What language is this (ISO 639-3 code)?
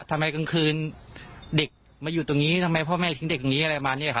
tha